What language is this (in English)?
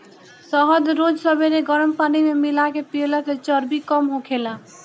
Bhojpuri